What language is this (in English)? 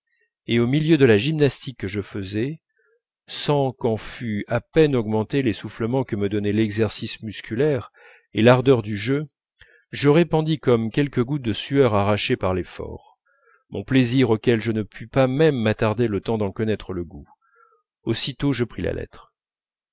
French